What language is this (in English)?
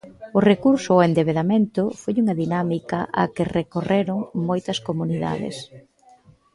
Galician